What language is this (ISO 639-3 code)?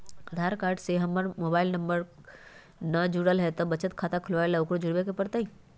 mag